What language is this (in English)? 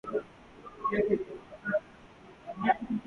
Urdu